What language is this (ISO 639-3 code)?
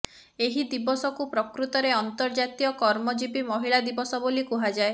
ori